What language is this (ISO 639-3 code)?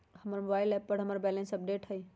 mag